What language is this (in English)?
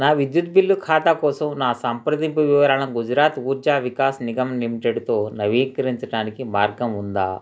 Telugu